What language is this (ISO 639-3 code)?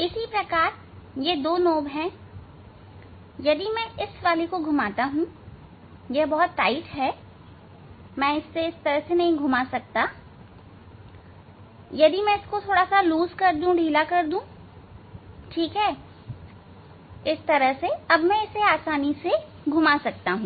hin